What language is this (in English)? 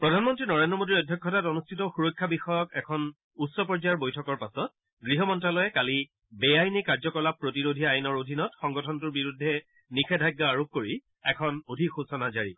Assamese